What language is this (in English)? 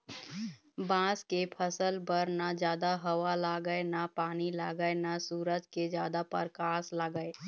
Chhattisgarhi